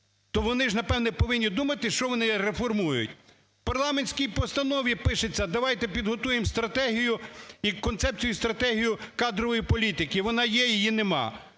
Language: Ukrainian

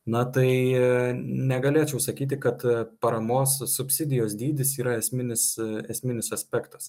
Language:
Lithuanian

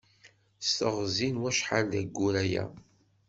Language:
Kabyle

